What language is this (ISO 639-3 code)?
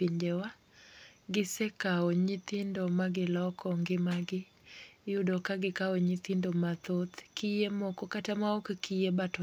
luo